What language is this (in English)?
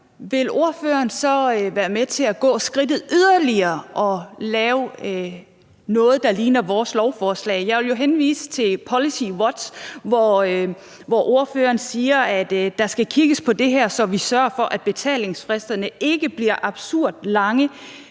Danish